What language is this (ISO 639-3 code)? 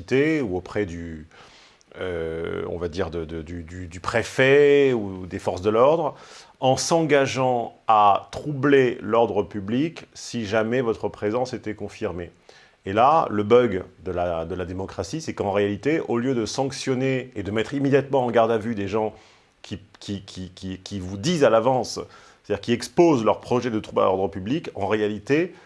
fra